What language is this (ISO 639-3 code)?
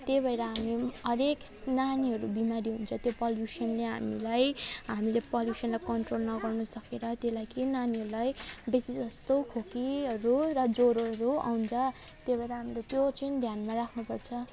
nep